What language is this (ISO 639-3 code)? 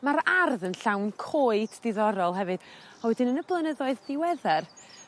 cym